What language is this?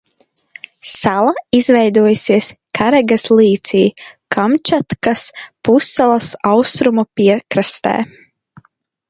Latvian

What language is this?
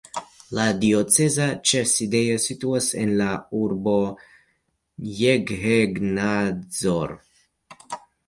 Esperanto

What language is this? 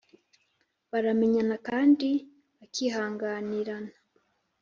Kinyarwanda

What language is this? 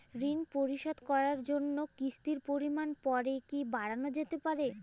Bangla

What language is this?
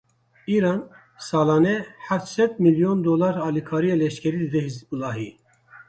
Kurdish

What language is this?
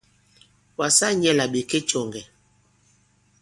Bankon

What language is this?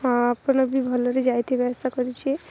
Odia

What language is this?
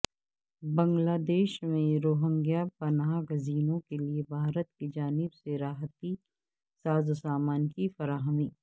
Urdu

